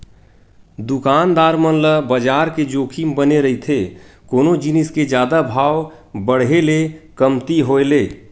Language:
Chhattisgarhi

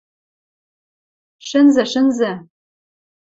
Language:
Western Mari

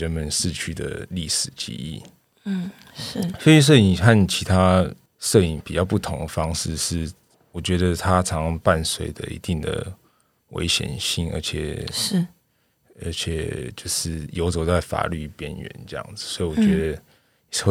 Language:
Chinese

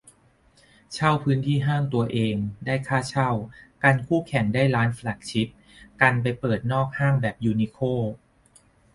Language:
Thai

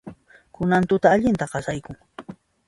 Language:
Puno Quechua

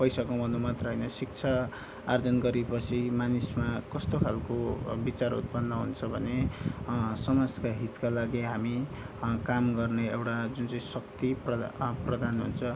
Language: Nepali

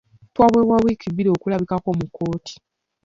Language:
Ganda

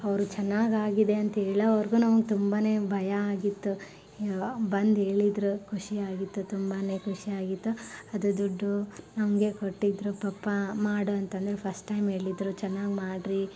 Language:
Kannada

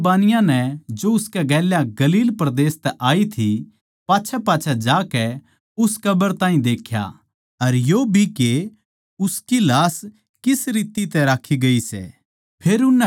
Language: Haryanvi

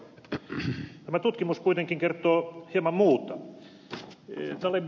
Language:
Finnish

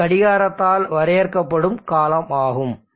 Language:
Tamil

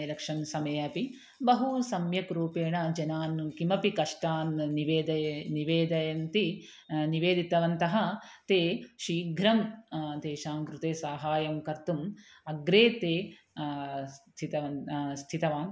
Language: Sanskrit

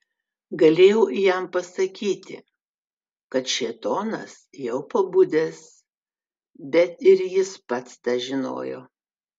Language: Lithuanian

